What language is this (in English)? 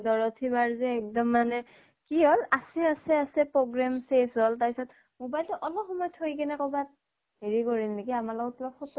Assamese